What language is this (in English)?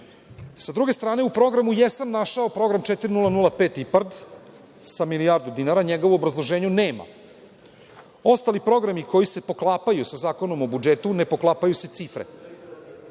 Serbian